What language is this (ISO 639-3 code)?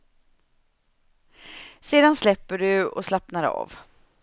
swe